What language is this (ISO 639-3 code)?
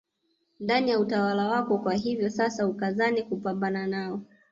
swa